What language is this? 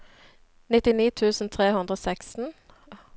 Norwegian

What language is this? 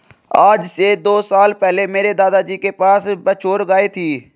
Hindi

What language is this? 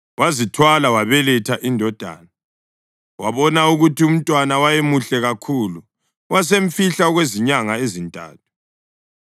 North Ndebele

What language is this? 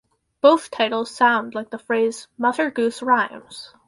English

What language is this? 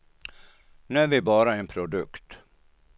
Swedish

